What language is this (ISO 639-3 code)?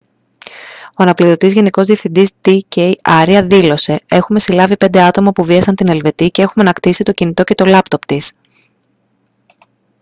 ell